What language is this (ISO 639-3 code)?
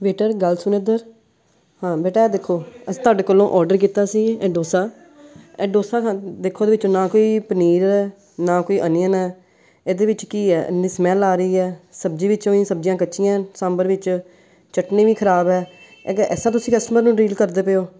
pan